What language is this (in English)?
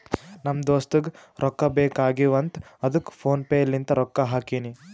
Kannada